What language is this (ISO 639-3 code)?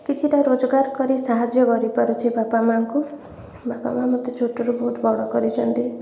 ori